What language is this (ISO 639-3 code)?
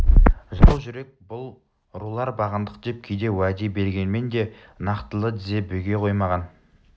kaz